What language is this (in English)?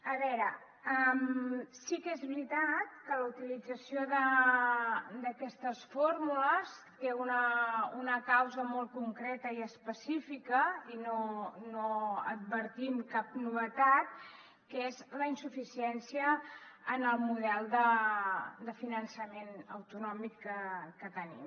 Catalan